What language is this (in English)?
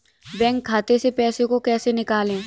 Hindi